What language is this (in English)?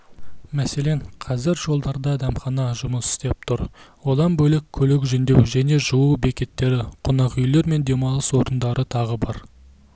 Kazakh